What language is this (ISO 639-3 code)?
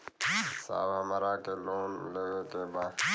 bho